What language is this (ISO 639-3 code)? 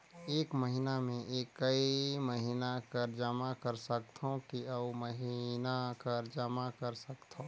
hne